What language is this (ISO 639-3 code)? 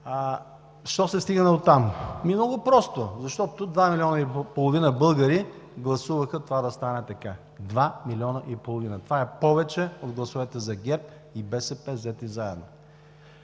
bul